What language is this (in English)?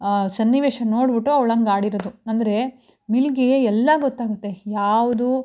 Kannada